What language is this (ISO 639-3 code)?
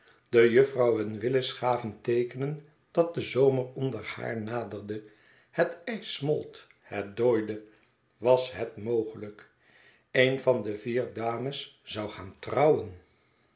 nld